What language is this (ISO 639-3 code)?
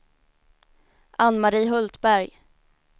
swe